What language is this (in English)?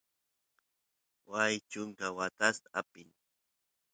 Santiago del Estero Quichua